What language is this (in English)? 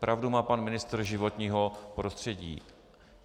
Czech